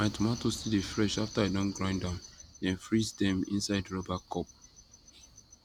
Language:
Nigerian Pidgin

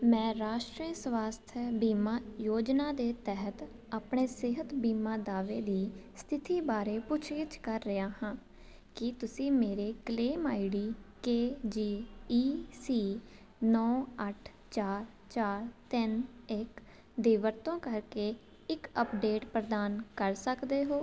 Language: Punjabi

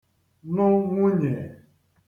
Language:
Igbo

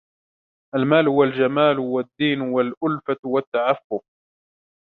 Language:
Arabic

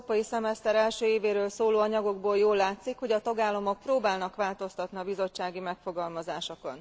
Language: Hungarian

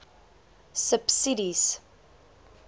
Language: Afrikaans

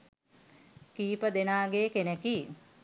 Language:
Sinhala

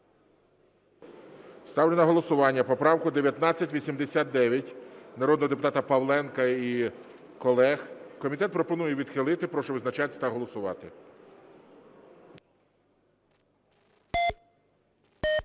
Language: Ukrainian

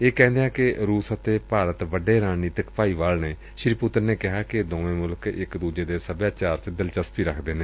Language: Punjabi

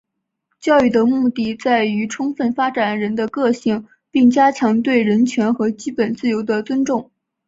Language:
Chinese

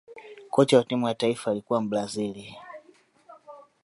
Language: Swahili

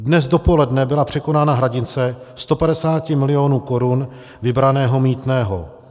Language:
Czech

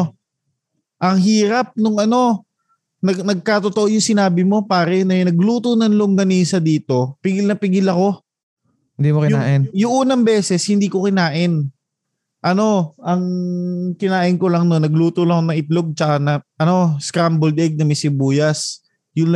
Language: Filipino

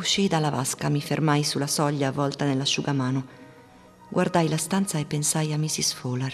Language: Italian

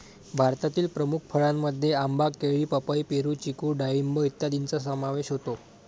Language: Marathi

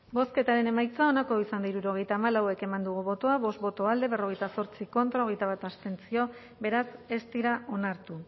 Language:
Basque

